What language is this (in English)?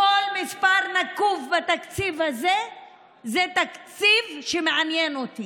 Hebrew